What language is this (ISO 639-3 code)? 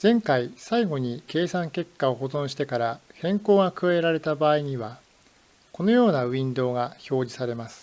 jpn